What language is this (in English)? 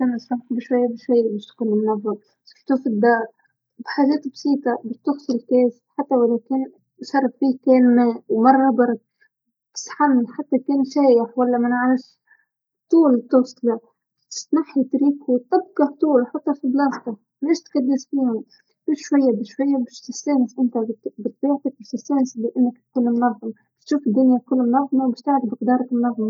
Tunisian Arabic